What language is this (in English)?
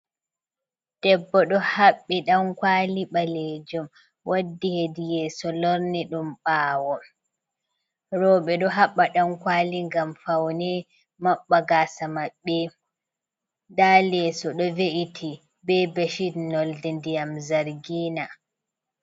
Fula